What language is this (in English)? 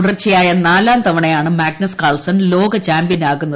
Malayalam